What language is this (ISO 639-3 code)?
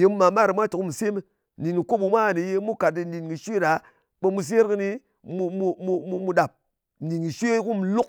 anc